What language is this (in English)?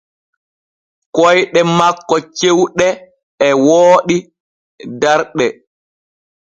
Borgu Fulfulde